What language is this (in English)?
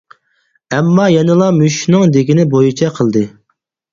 Uyghur